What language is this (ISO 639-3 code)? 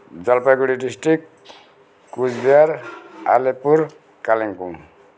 nep